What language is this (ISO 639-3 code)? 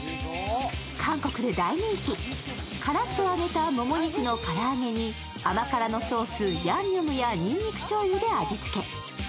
jpn